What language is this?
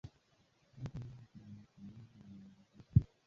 Swahili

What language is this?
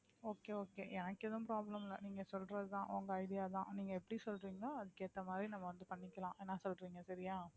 Tamil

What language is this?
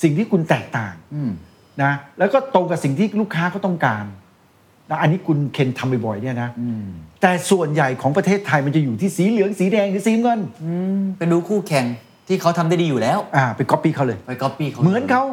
Thai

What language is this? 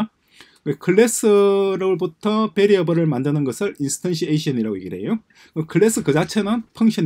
Korean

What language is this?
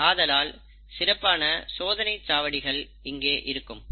Tamil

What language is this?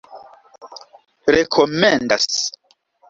Esperanto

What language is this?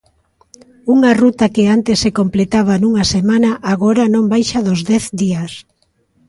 Galician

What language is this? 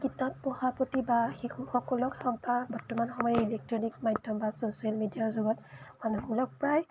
Assamese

